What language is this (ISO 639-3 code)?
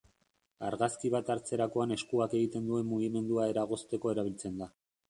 eus